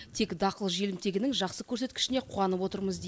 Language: Kazakh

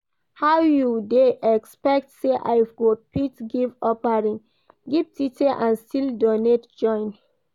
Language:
Nigerian Pidgin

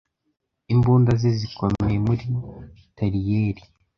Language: Kinyarwanda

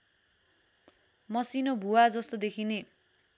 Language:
Nepali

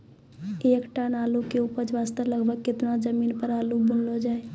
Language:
Maithili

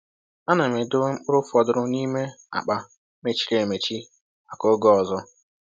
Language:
Igbo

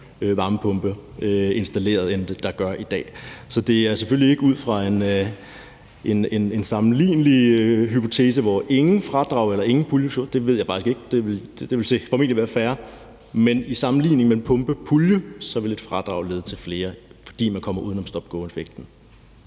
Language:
Danish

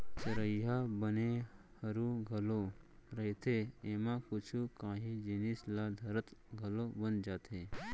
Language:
Chhattisgarhi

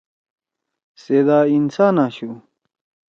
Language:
Torwali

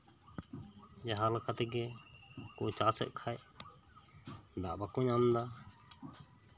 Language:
Santali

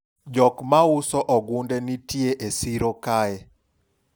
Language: Luo (Kenya and Tanzania)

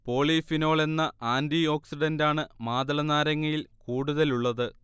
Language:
Malayalam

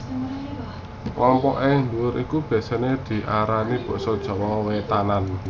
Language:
Javanese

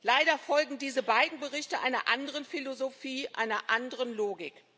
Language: German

